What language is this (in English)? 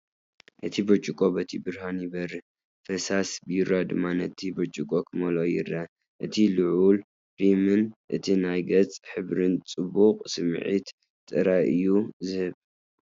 Tigrinya